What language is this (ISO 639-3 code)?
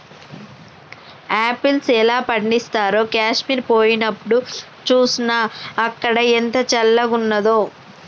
tel